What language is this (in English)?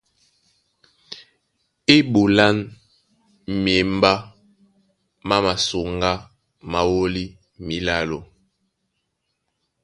Duala